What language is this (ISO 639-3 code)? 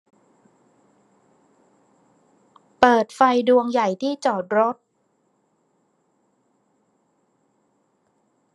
tha